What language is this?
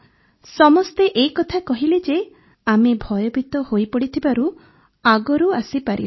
Odia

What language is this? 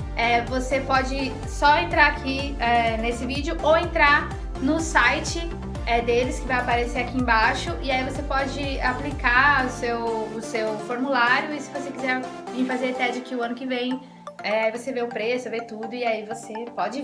Portuguese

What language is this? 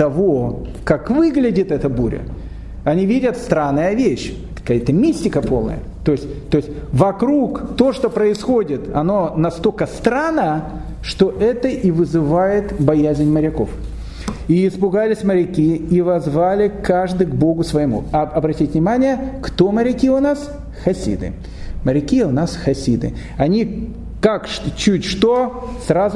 Russian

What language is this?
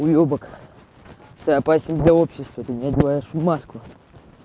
Russian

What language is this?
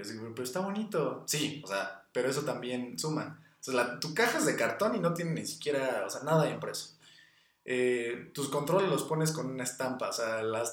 Spanish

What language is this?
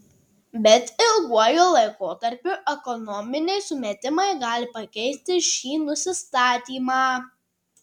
Lithuanian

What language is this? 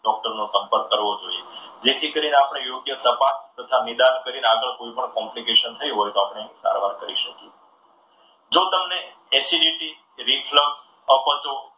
Gujarati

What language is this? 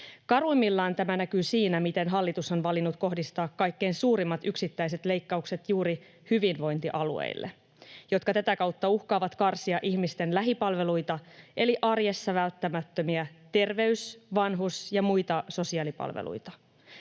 Finnish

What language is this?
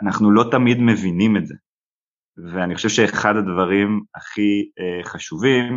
Hebrew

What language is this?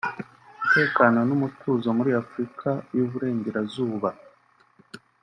Kinyarwanda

